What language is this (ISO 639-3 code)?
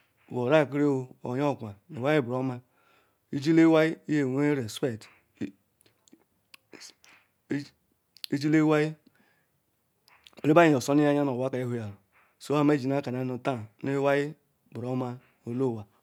ikw